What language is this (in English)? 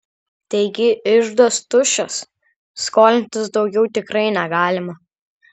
Lithuanian